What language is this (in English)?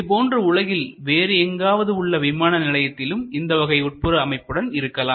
Tamil